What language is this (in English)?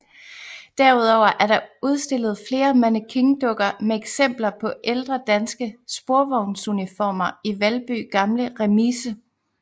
Danish